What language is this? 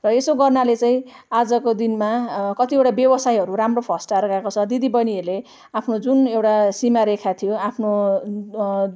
Nepali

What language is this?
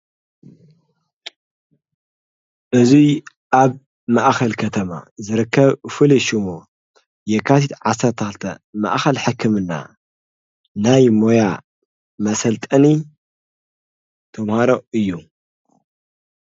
Tigrinya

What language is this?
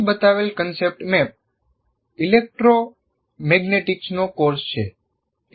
Gujarati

